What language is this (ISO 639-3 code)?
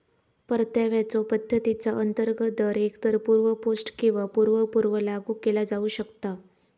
mar